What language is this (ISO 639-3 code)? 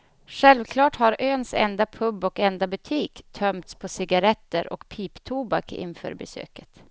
swe